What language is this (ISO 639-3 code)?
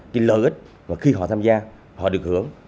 vie